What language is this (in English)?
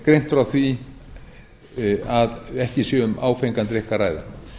Icelandic